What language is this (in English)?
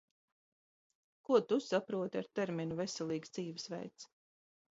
Latvian